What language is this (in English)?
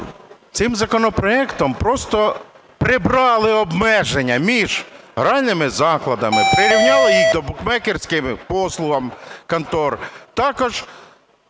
Ukrainian